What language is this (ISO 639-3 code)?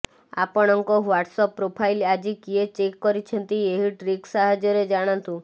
ori